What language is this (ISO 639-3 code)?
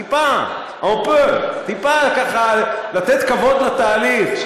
heb